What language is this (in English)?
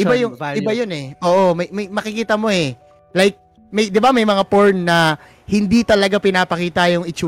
Filipino